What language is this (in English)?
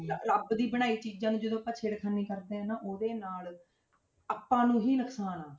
Punjabi